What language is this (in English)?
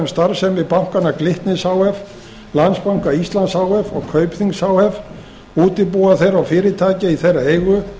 Icelandic